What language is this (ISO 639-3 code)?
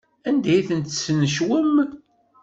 kab